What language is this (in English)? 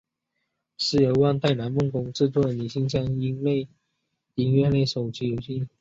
Chinese